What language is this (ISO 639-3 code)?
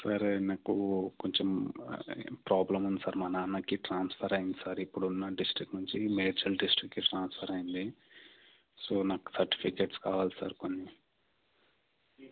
tel